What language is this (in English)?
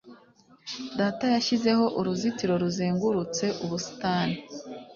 Kinyarwanda